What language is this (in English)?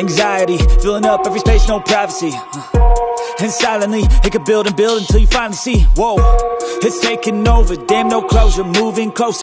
Indonesian